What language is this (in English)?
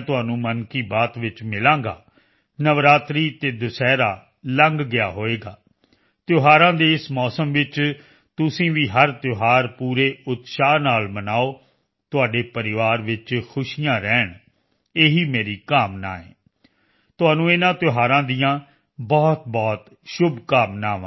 Punjabi